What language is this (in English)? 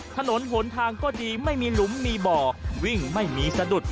Thai